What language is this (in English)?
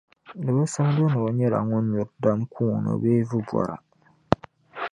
Dagbani